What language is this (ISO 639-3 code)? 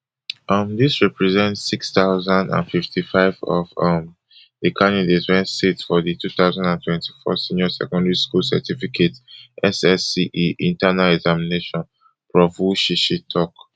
pcm